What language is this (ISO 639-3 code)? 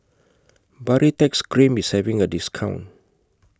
eng